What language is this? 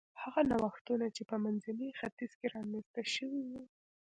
Pashto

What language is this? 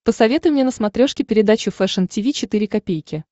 Russian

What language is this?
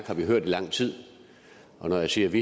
Danish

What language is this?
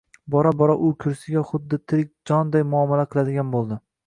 Uzbek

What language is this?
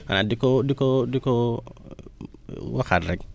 Wolof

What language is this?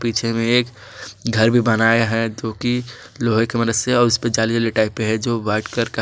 Hindi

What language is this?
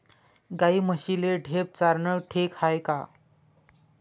Marathi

